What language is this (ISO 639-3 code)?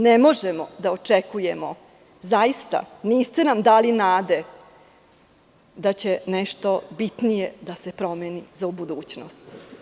srp